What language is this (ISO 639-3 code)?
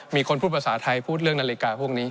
tha